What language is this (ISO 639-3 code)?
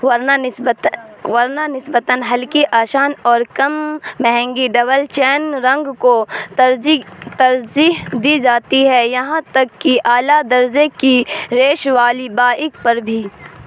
urd